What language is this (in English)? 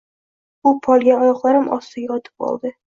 Uzbek